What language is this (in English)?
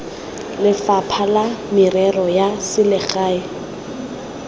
Tswana